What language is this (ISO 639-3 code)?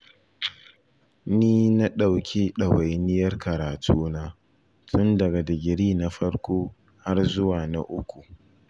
hau